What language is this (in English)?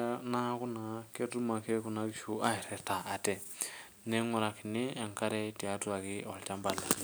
Masai